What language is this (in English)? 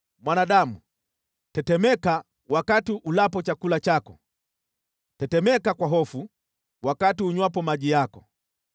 Swahili